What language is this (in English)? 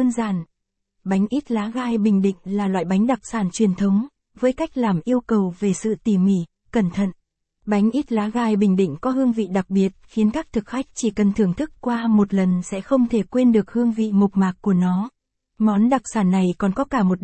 Vietnamese